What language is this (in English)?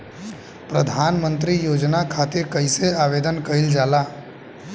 Bhojpuri